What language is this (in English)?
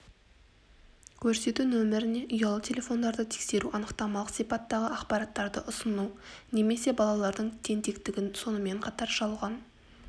Kazakh